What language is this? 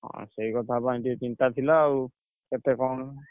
Odia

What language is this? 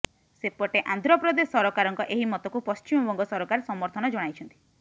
Odia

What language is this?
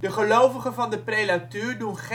Dutch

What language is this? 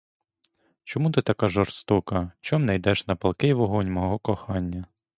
Ukrainian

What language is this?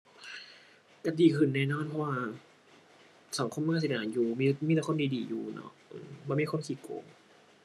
Thai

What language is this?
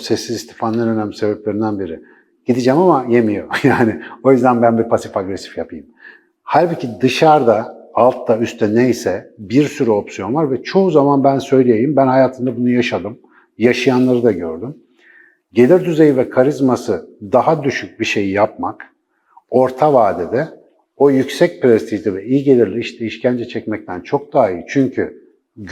Turkish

